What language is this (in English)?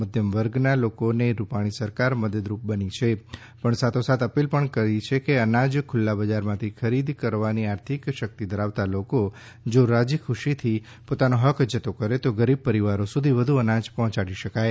Gujarati